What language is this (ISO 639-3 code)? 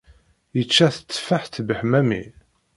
kab